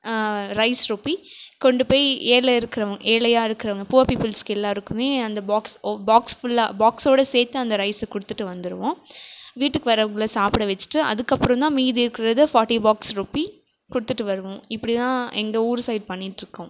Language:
Tamil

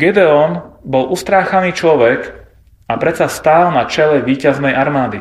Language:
Slovak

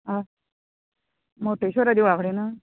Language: Konkani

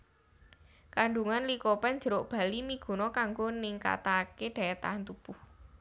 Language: Javanese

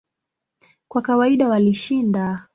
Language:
Swahili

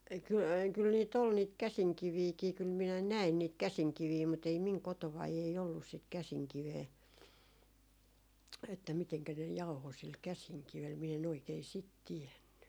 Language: Finnish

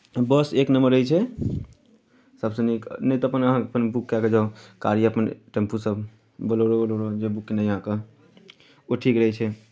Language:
Maithili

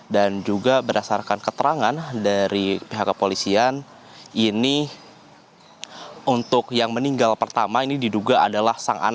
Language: Indonesian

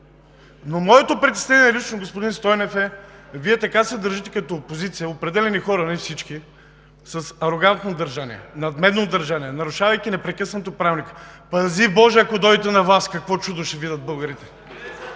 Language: Bulgarian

